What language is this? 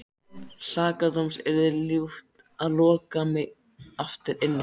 Icelandic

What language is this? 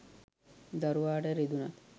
Sinhala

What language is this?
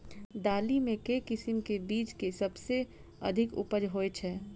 Maithili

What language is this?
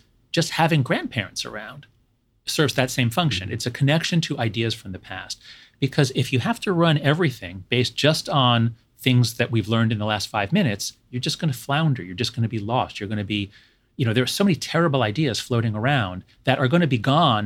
English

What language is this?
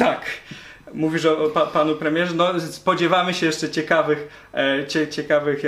Polish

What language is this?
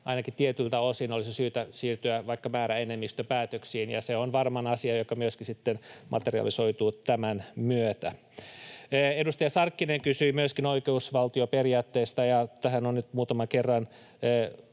Finnish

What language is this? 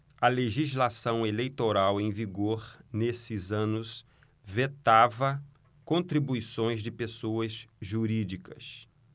Portuguese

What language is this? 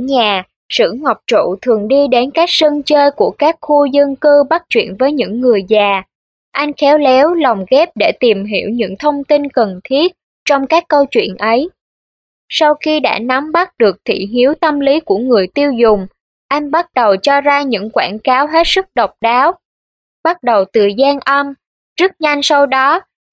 Vietnamese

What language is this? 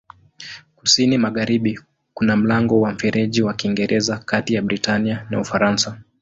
Swahili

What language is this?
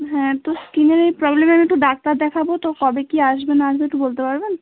Bangla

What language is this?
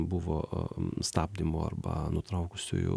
Lithuanian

